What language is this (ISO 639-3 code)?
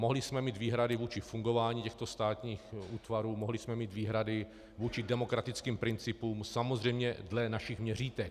ces